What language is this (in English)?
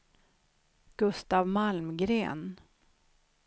Swedish